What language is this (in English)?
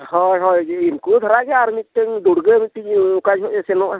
Santali